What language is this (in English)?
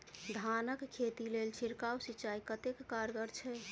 Maithili